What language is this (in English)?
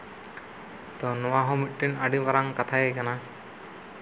Santali